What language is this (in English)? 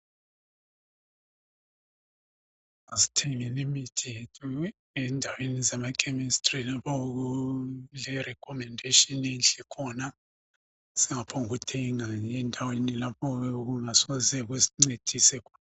North Ndebele